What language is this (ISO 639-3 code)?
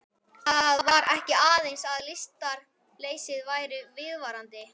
isl